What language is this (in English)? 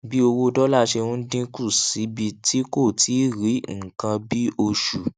Yoruba